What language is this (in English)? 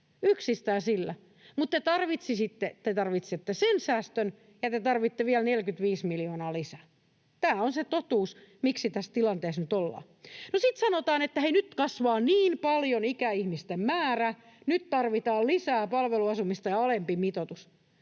Finnish